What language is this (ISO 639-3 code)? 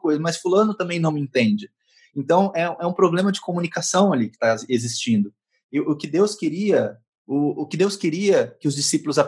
por